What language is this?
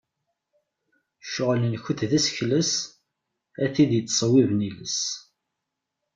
Kabyle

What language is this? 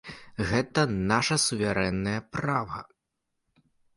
Belarusian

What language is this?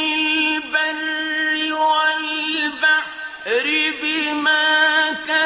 Arabic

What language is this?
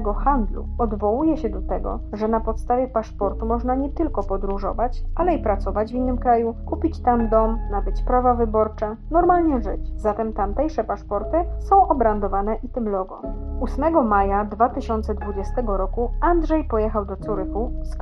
Polish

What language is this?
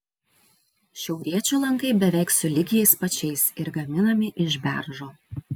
Lithuanian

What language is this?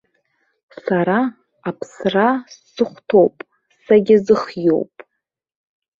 Abkhazian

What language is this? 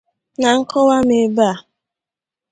Igbo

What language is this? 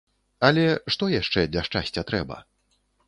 Belarusian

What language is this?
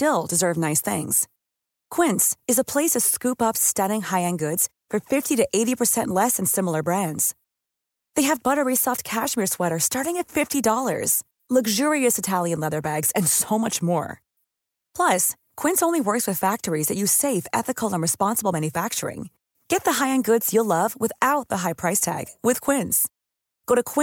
Danish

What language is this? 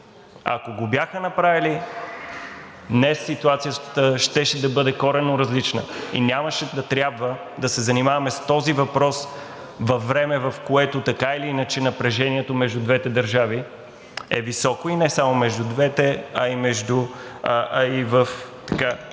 Bulgarian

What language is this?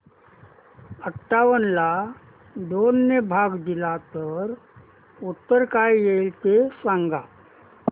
Marathi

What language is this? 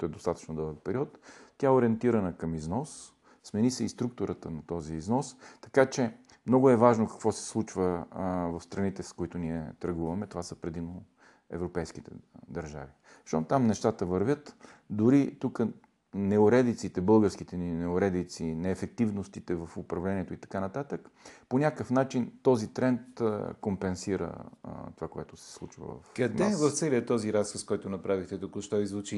Bulgarian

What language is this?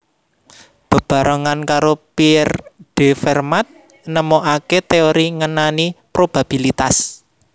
Javanese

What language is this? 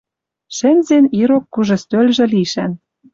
Western Mari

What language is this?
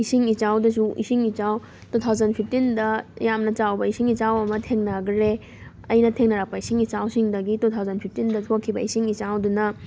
Manipuri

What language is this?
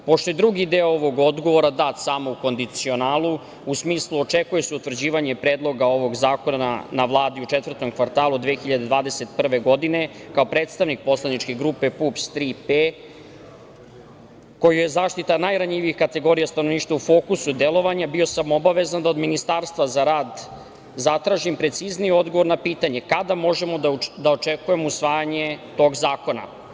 Serbian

